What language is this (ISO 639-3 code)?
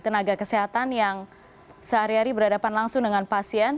ind